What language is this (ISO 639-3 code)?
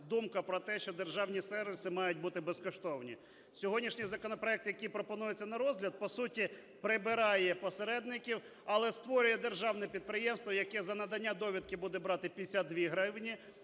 ukr